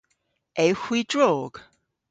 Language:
Cornish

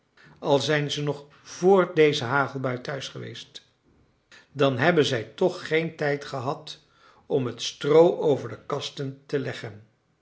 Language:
Dutch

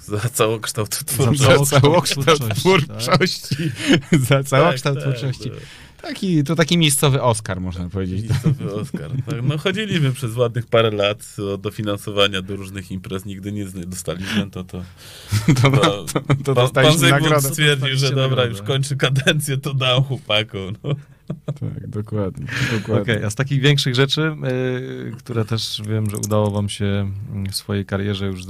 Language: Polish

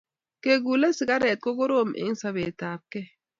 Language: Kalenjin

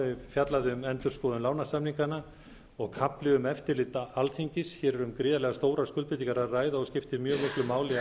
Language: Icelandic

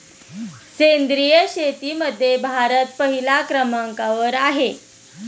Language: Marathi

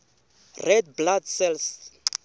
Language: Tsonga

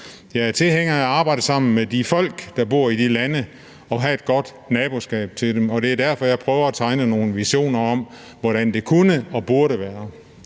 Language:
Danish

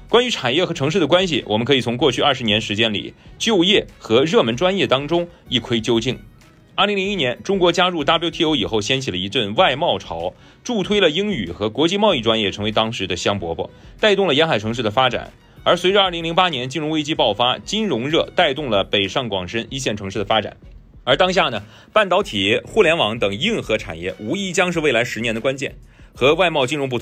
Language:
Chinese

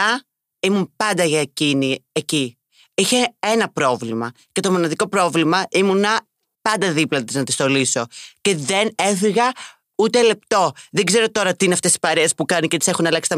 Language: Greek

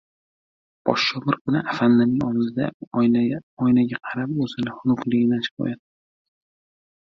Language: Uzbek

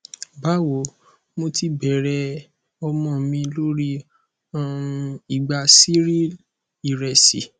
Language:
Yoruba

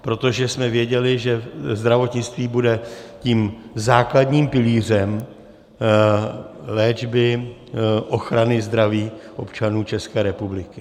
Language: Czech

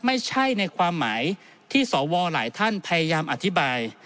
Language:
Thai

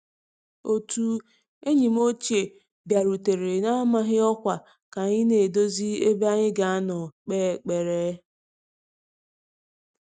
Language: Igbo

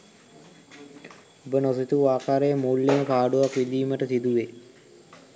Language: Sinhala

